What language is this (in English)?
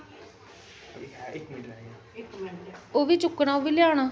Dogri